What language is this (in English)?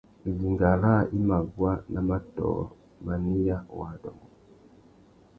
Tuki